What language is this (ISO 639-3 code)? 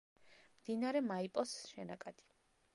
kat